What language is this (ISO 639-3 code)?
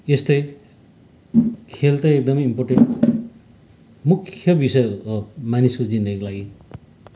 nep